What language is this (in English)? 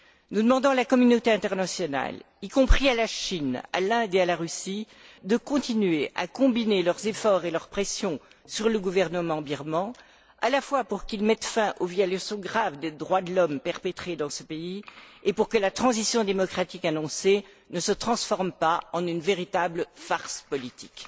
French